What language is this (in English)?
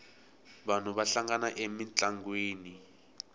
Tsonga